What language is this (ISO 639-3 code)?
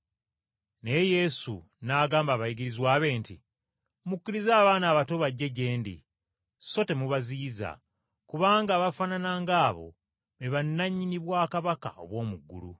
lug